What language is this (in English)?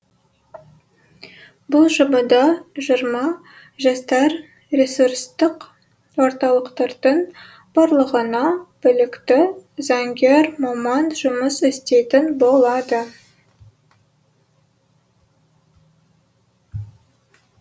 Kazakh